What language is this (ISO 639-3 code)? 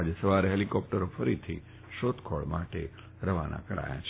guj